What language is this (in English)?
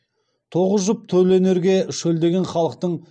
Kazakh